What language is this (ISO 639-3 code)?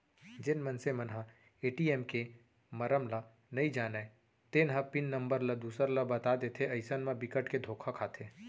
hne